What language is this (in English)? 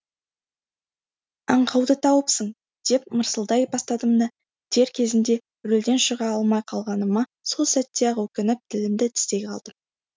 Kazakh